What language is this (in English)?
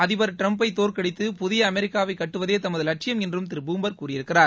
Tamil